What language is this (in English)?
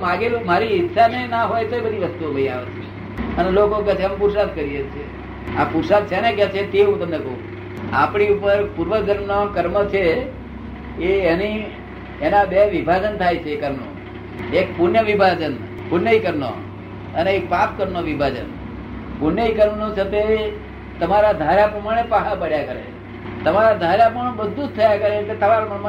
Gujarati